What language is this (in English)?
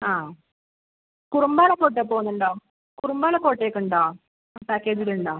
Malayalam